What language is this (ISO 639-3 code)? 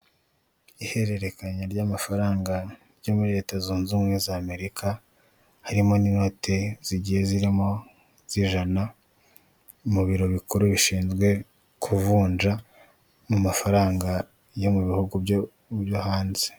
kin